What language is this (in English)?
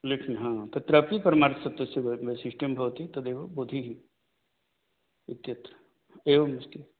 Sanskrit